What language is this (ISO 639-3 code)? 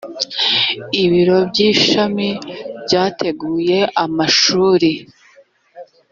kin